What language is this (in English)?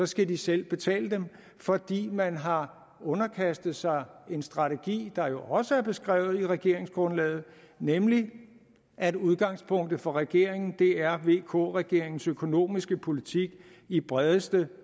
Danish